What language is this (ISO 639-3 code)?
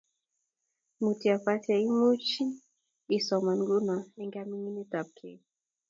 kln